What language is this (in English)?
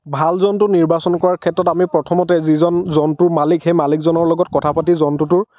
Assamese